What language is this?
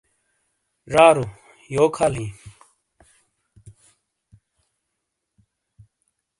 Shina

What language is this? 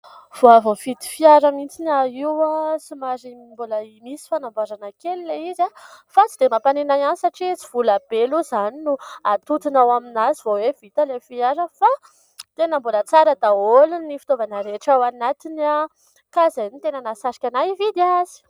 Malagasy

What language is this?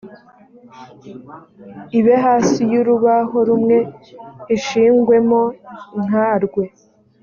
Kinyarwanda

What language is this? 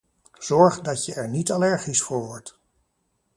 Dutch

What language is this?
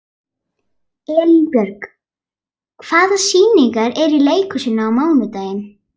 Icelandic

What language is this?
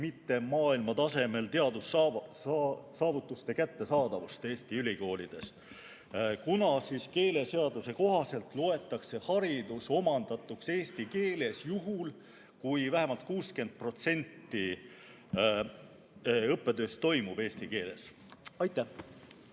Estonian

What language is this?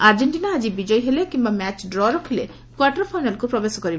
Odia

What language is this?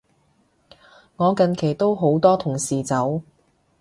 Cantonese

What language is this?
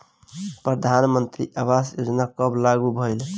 Bhojpuri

